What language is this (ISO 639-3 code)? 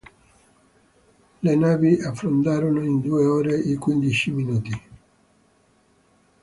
ita